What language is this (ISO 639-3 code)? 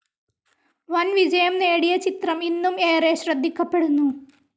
mal